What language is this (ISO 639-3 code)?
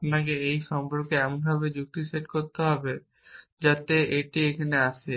ben